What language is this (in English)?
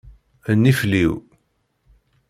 Kabyle